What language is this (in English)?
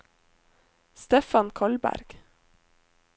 Norwegian